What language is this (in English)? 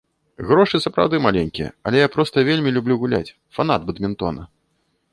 Belarusian